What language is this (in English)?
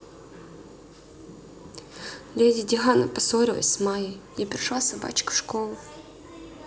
Russian